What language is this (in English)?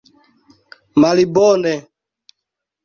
Esperanto